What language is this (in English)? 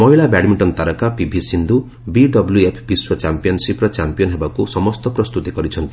Odia